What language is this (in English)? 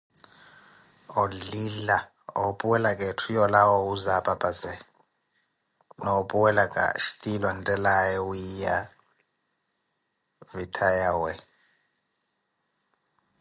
Koti